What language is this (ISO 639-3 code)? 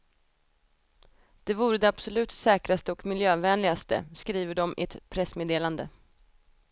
swe